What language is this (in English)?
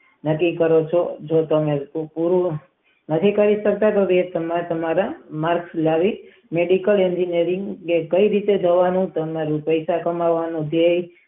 Gujarati